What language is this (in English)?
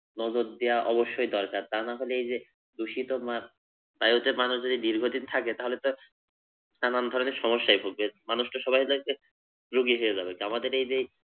Bangla